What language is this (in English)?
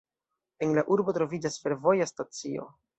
Esperanto